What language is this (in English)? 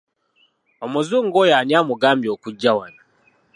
Ganda